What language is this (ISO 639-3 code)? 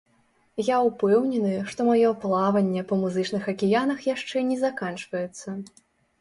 bel